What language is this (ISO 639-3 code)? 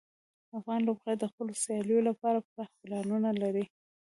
pus